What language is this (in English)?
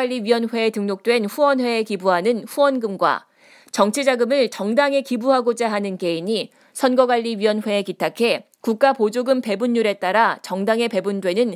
Korean